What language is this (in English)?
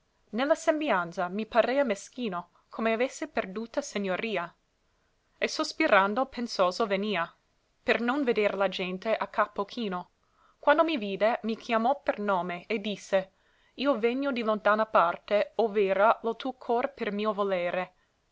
Italian